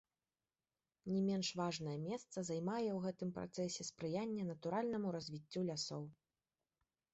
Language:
Belarusian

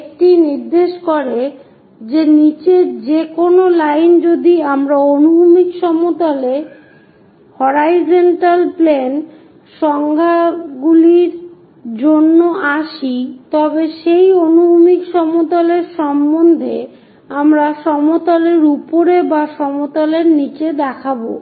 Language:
Bangla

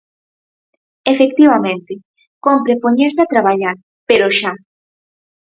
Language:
Galician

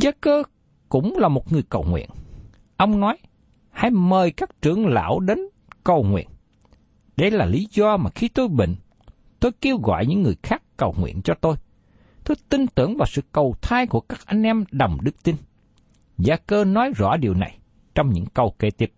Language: Vietnamese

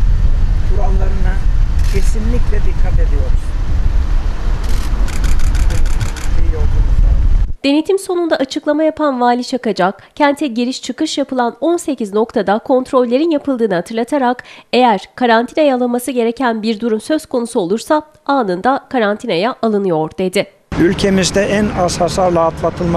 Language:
Turkish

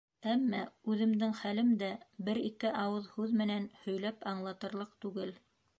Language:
Bashkir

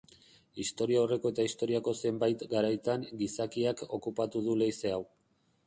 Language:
Basque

